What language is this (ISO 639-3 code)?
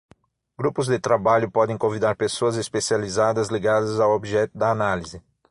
por